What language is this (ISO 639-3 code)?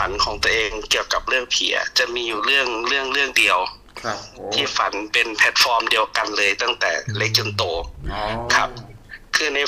tha